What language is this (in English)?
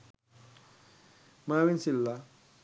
Sinhala